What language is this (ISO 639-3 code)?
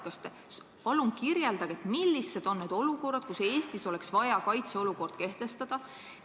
est